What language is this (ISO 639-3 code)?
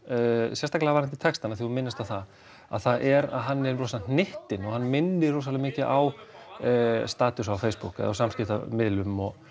isl